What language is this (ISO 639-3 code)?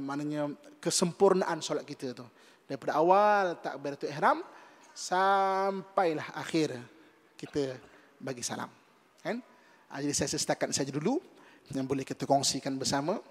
msa